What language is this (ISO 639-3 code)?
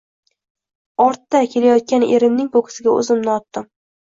uzb